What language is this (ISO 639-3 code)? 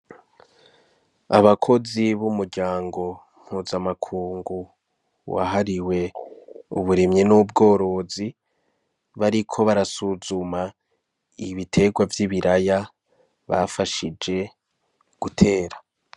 run